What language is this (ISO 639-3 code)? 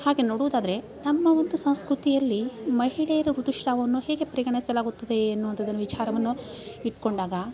kan